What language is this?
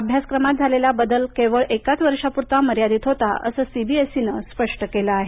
Marathi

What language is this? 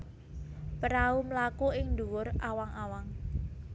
Javanese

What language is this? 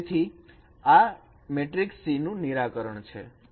Gujarati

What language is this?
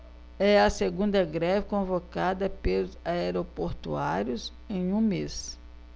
Portuguese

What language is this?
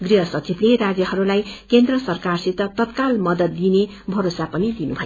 Nepali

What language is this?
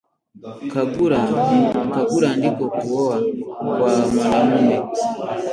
Swahili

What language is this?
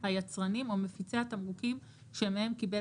Hebrew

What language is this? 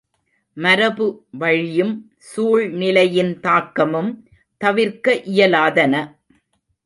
Tamil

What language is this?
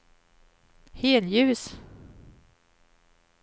Swedish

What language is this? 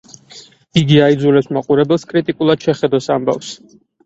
Georgian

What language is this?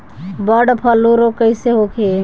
Bhojpuri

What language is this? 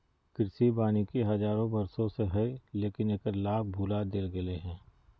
Magahi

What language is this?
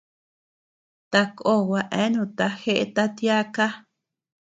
Tepeuxila Cuicatec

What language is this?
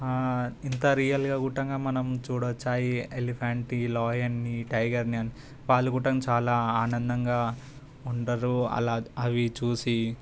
Telugu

